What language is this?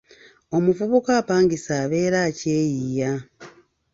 Ganda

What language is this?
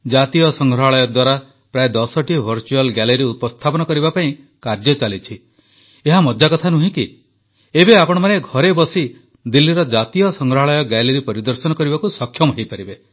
Odia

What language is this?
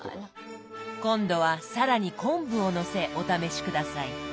Japanese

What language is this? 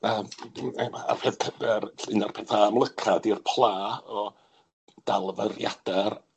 Welsh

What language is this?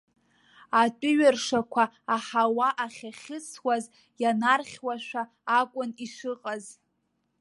Abkhazian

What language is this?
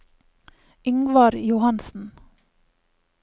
Norwegian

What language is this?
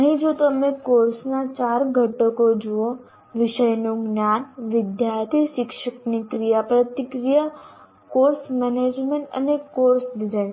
Gujarati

